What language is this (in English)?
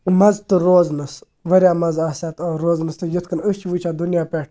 Kashmiri